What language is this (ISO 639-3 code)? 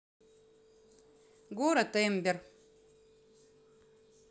rus